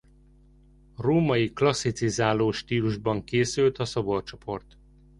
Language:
Hungarian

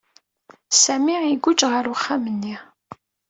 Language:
Kabyle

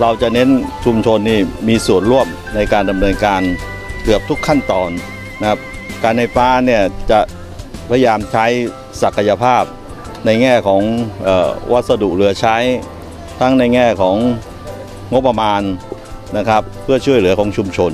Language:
Thai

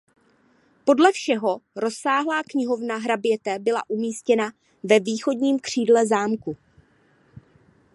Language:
Czech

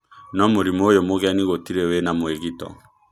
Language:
Kikuyu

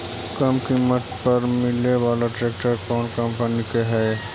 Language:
Magahi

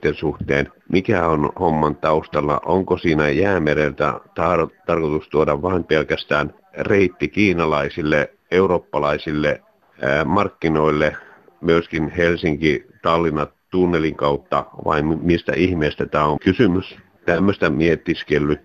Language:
Finnish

